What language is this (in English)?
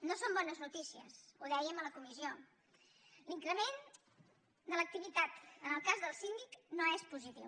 Catalan